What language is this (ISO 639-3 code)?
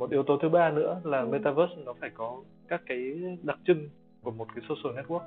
vie